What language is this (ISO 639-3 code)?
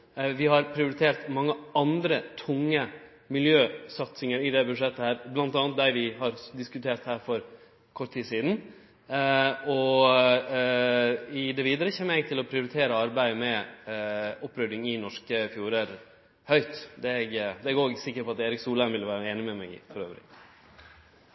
nno